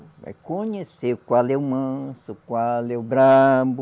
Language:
Portuguese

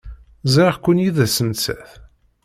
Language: Kabyle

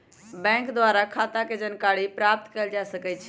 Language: Magahi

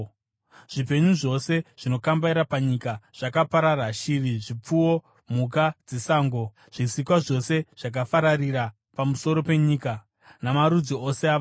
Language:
Shona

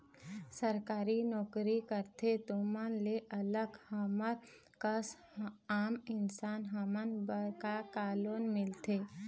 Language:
Chhattisgarhi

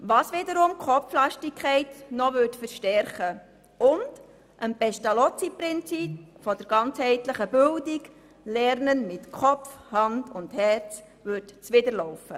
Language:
Swiss German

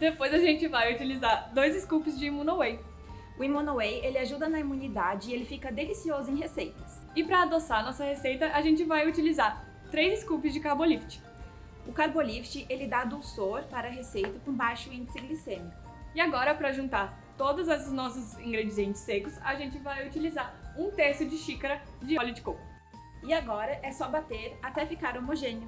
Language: Portuguese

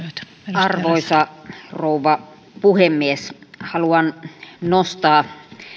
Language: Finnish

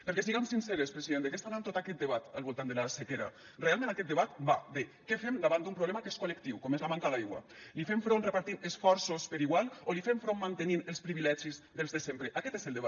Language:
Catalan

